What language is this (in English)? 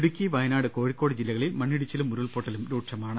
Malayalam